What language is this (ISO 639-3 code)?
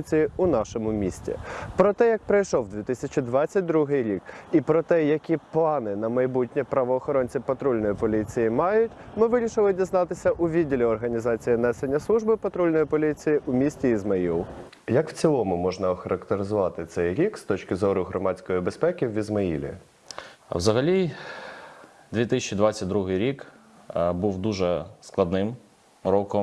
ukr